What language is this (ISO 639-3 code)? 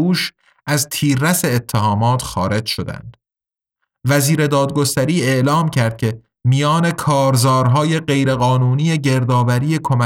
fas